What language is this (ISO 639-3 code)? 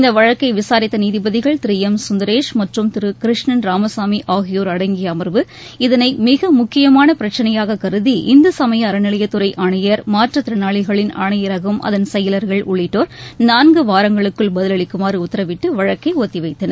tam